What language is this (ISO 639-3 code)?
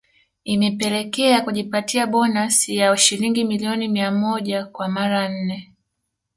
swa